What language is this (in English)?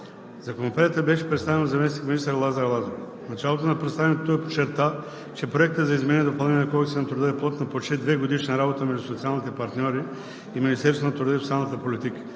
Bulgarian